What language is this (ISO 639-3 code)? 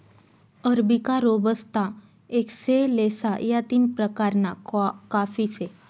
mar